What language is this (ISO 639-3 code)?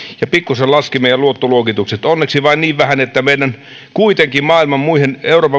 fin